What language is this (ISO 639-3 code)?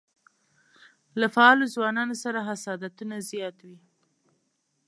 pus